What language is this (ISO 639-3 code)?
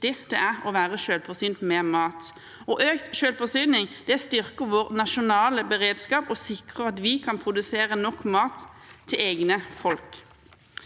nor